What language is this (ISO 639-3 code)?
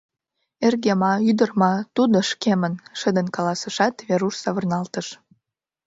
chm